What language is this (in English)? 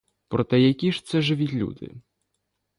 Ukrainian